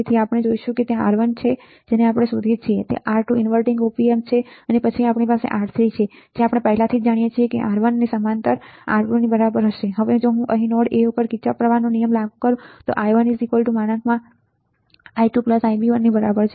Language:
Gujarati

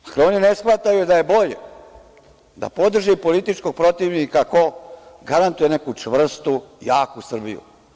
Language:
Serbian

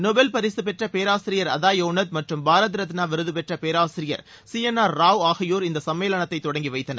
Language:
Tamil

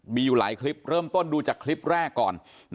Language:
Thai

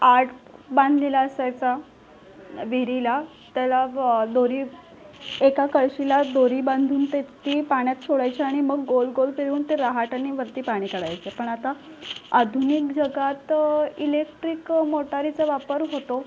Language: Marathi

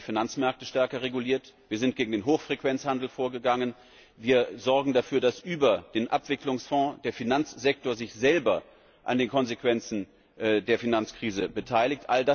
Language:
German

